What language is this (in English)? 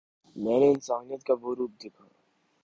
Urdu